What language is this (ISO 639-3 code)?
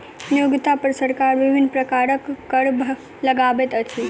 mai